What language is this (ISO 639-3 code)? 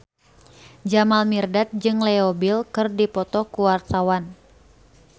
sun